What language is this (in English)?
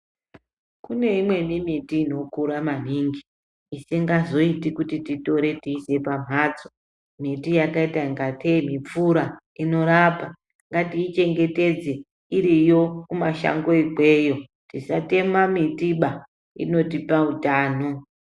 Ndau